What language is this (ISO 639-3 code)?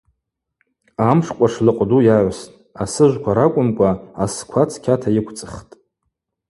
abq